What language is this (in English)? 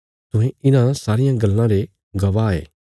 Bilaspuri